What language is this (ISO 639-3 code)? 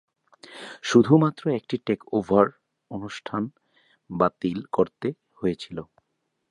ben